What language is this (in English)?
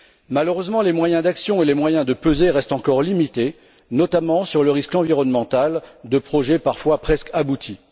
French